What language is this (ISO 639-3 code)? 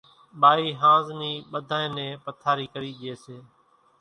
gjk